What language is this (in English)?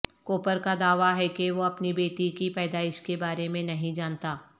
Urdu